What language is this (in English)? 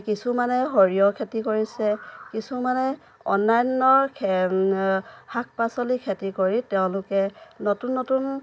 Assamese